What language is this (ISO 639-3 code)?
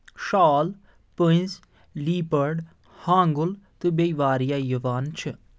kas